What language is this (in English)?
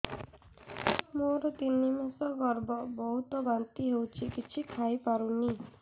Odia